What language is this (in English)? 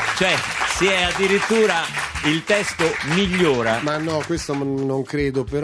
Italian